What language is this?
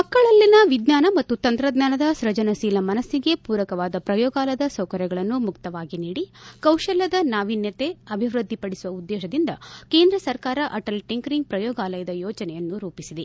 Kannada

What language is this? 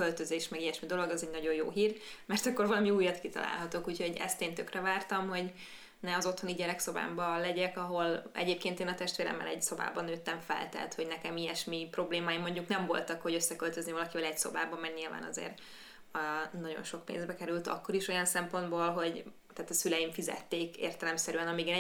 Hungarian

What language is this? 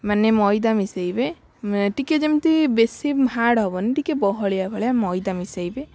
Odia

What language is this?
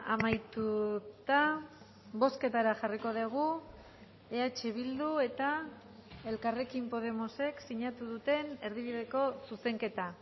Basque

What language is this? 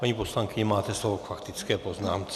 Czech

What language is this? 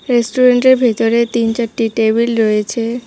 Bangla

